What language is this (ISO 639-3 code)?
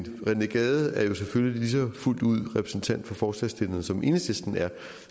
dan